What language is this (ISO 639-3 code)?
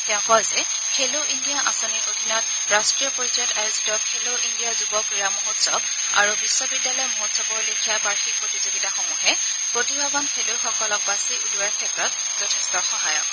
asm